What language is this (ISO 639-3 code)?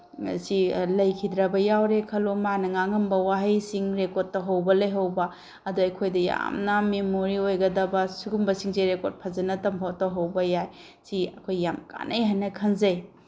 mni